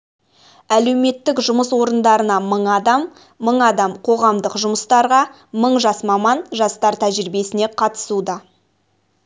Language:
Kazakh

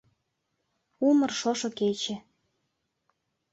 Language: Mari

